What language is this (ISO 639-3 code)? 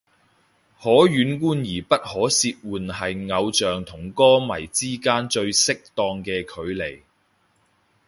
yue